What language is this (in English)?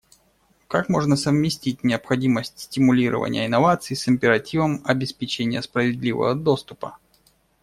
Russian